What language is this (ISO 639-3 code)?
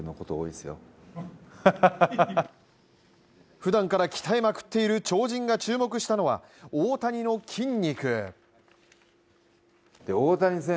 jpn